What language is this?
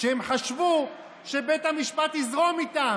Hebrew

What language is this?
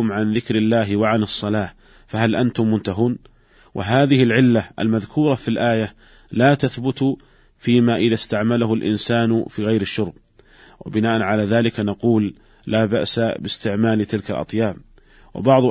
Arabic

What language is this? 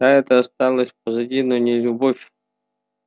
Russian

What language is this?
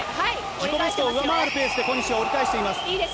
Japanese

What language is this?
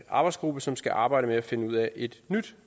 Danish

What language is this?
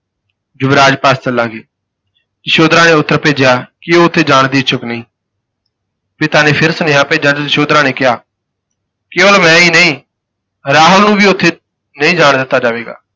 Punjabi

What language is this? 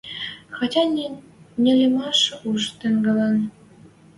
Western Mari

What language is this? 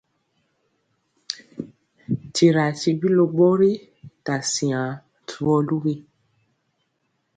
Mpiemo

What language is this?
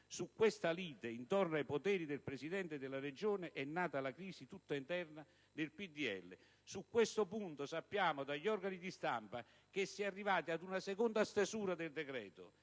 Italian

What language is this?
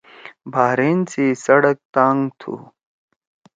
Torwali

